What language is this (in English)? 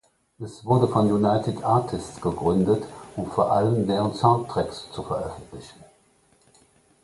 German